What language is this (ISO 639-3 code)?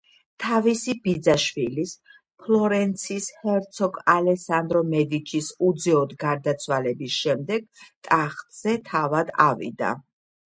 kat